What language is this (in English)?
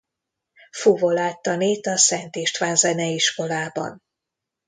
Hungarian